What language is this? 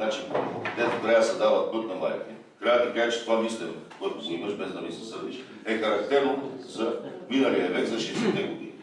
Bulgarian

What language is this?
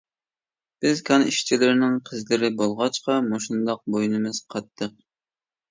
Uyghur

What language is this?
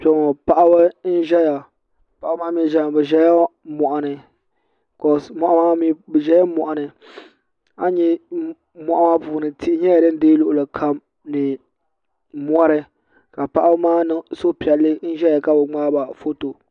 Dagbani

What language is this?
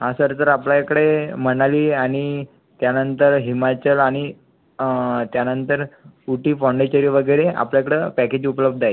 Marathi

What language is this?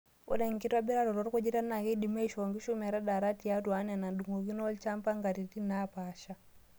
Masai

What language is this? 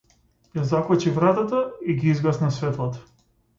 Macedonian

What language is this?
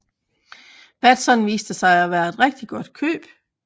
Danish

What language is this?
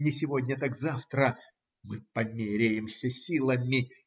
Russian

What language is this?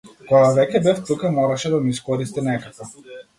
Macedonian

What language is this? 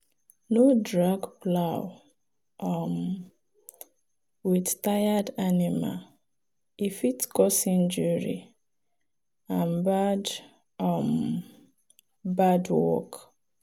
Nigerian Pidgin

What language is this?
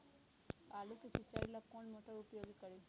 Magahi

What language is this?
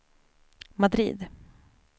Swedish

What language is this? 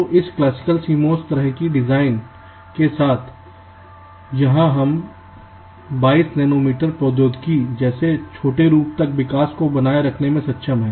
Hindi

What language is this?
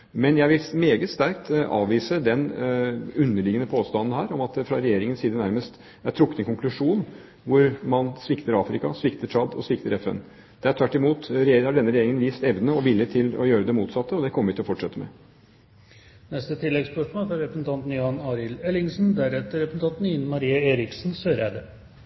Norwegian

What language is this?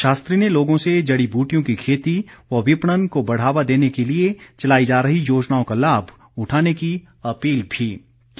Hindi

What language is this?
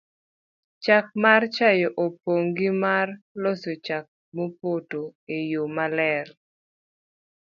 Luo (Kenya and Tanzania)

